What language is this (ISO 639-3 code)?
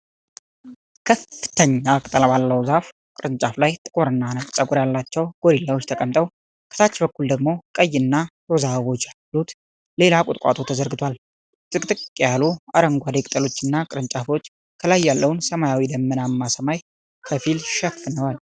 amh